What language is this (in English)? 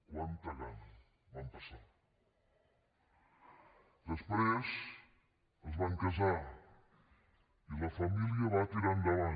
Catalan